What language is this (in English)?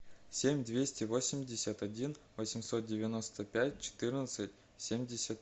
Russian